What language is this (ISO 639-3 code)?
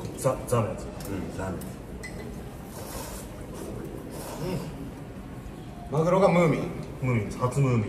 jpn